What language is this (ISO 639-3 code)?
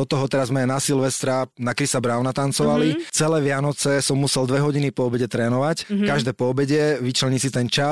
slk